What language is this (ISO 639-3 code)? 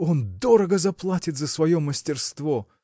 rus